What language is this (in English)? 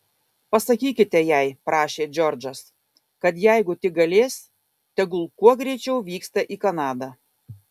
Lithuanian